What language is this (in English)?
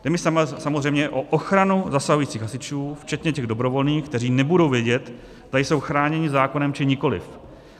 Czech